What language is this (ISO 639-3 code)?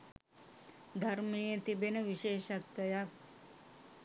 sin